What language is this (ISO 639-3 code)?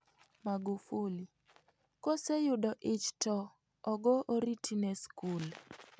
luo